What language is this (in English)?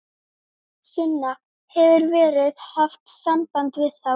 Icelandic